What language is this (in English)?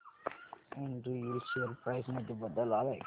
Marathi